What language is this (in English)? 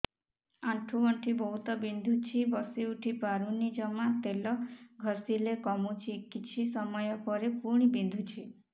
Odia